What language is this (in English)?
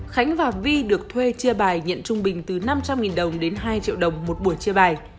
Vietnamese